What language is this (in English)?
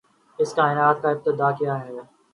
Urdu